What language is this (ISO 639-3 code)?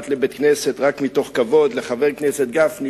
heb